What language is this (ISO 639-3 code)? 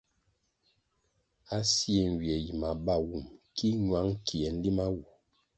nmg